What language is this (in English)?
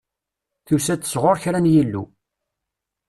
Kabyle